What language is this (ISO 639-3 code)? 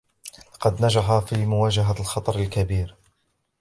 ara